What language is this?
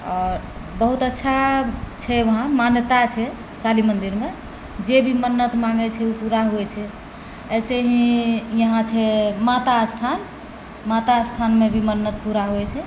Maithili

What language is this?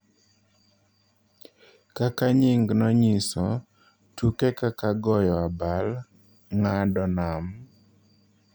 Luo (Kenya and Tanzania)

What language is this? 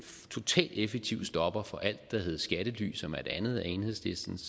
Danish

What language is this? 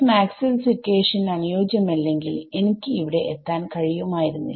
Malayalam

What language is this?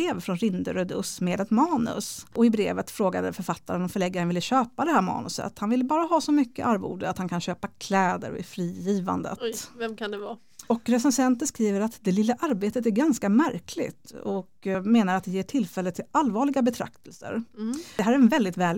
Swedish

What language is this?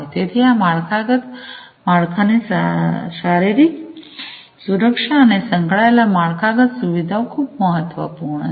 Gujarati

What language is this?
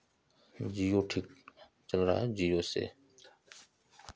Hindi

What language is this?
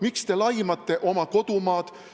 Estonian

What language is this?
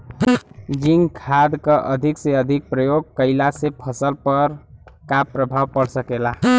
Bhojpuri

